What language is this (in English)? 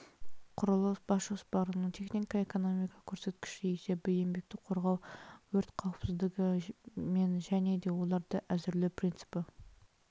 Kazakh